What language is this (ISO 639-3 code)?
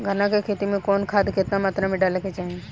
bho